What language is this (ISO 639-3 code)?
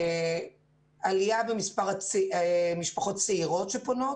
heb